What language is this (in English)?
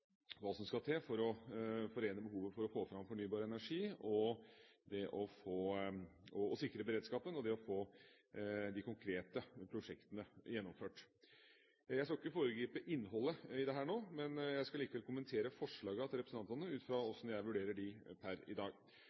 Norwegian Bokmål